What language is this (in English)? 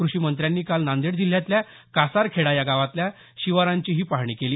Marathi